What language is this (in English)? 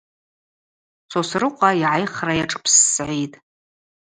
Abaza